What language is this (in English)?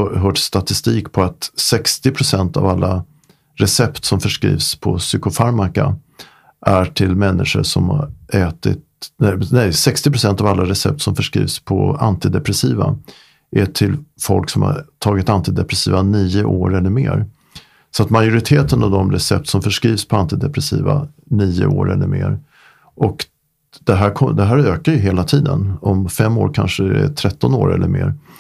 Swedish